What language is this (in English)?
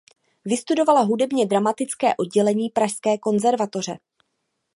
Czech